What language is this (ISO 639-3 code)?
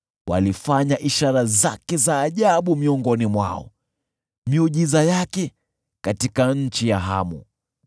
swa